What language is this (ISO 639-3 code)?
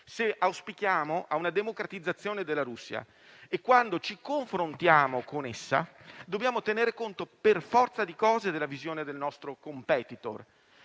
ita